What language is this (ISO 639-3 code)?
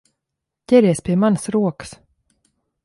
lav